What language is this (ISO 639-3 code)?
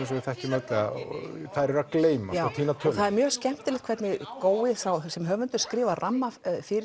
isl